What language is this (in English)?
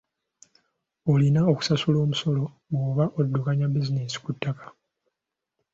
Ganda